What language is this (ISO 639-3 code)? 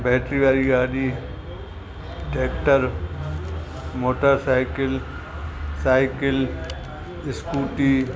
snd